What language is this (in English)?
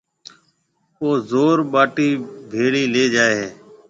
Marwari (Pakistan)